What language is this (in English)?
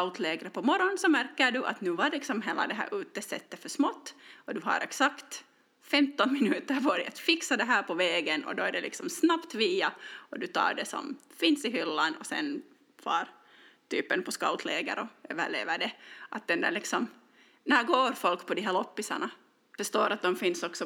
Swedish